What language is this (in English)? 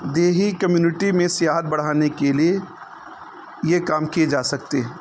Urdu